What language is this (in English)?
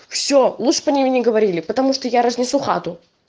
Russian